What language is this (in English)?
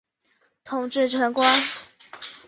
Chinese